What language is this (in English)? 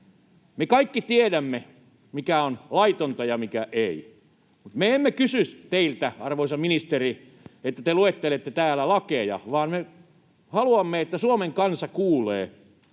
Finnish